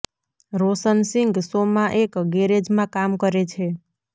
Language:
Gujarati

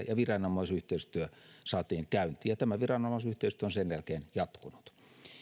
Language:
Finnish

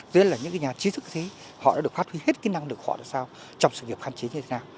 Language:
Vietnamese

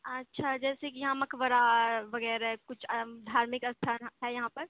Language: Urdu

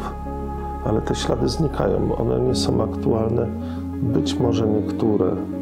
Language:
Polish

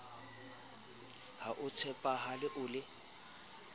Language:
Southern Sotho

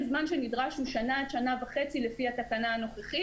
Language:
Hebrew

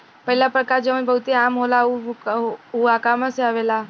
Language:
Bhojpuri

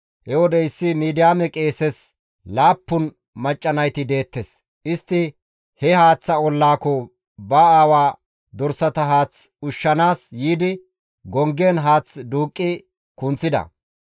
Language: Gamo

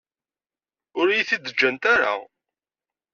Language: Kabyle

